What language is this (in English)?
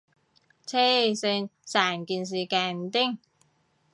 Cantonese